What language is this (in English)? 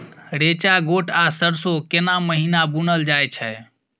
Maithili